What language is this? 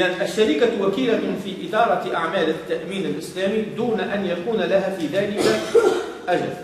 Arabic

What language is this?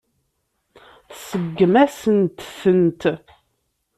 Kabyle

